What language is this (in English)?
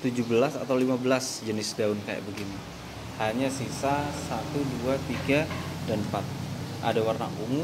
Indonesian